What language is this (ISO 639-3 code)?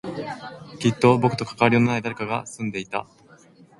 jpn